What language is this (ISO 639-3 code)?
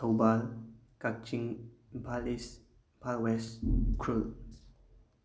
mni